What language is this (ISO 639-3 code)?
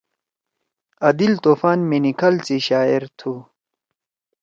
trw